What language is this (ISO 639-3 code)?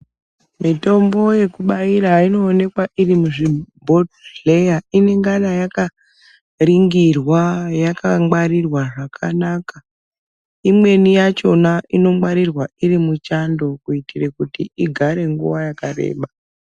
ndc